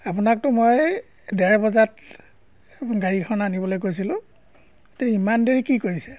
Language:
Assamese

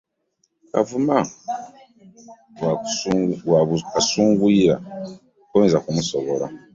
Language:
Ganda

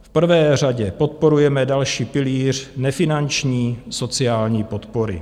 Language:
Czech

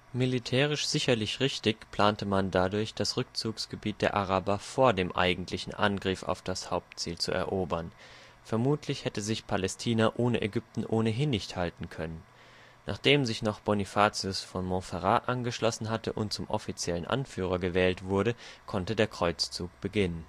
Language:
German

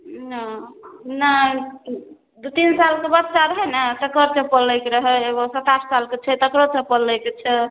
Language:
Maithili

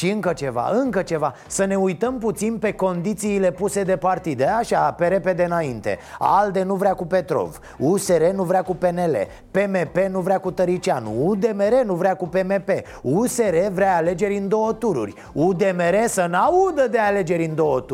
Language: Romanian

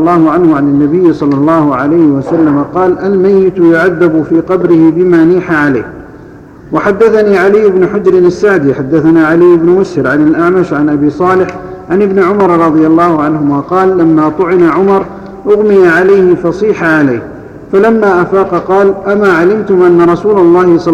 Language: Arabic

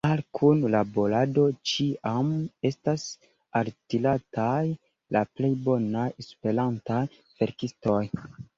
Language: Esperanto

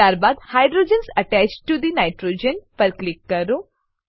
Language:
Gujarati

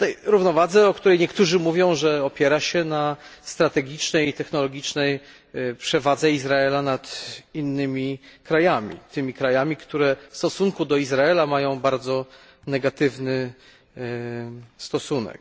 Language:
Polish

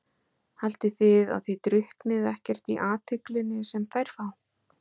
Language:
Icelandic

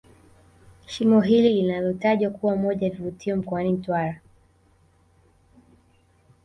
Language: Swahili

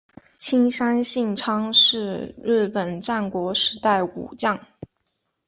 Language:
Chinese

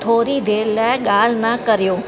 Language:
Sindhi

